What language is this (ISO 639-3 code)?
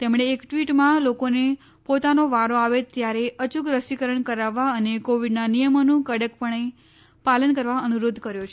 guj